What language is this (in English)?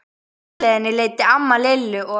Icelandic